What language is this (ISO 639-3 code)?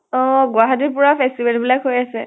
asm